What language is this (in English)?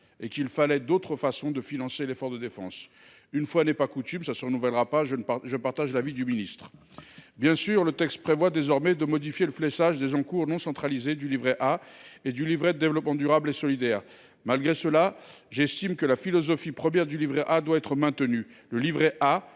French